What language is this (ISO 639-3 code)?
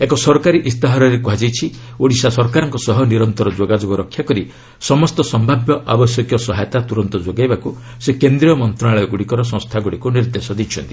ori